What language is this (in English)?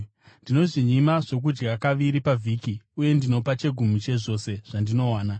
Shona